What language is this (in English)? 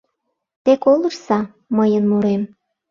Mari